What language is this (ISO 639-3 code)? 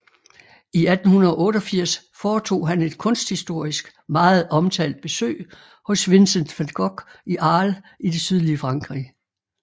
dan